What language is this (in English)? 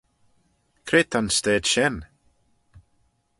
Manx